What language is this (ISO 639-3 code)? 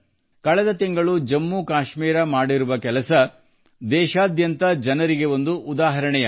kan